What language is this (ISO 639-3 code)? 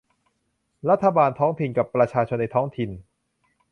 tha